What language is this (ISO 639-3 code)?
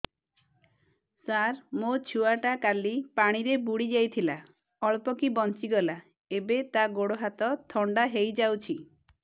ori